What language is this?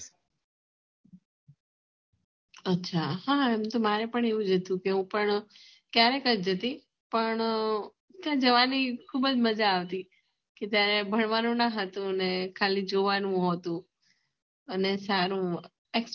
Gujarati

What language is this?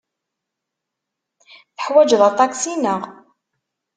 Kabyle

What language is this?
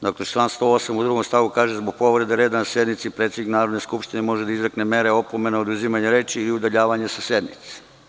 Serbian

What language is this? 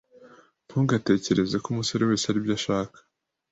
Kinyarwanda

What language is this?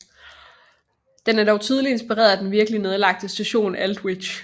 Danish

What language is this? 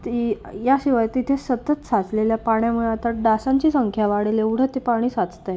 Marathi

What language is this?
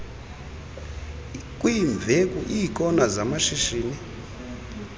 Xhosa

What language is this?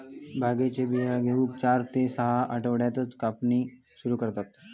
Marathi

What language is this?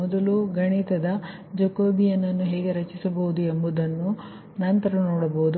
Kannada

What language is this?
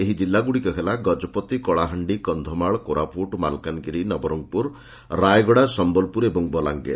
Odia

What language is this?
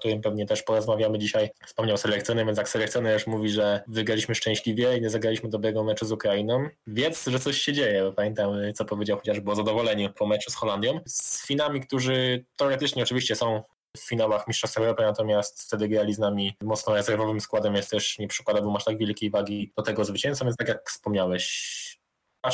Polish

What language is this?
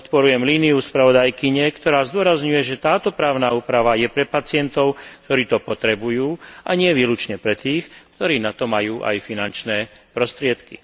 Slovak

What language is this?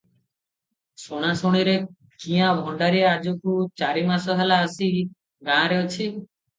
Odia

